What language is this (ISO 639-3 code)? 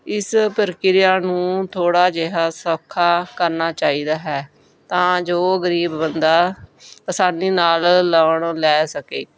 pan